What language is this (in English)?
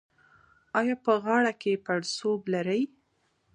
Pashto